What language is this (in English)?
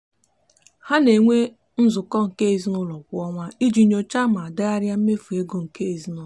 Igbo